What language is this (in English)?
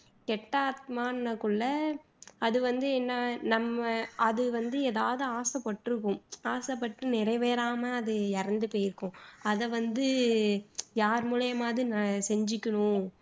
Tamil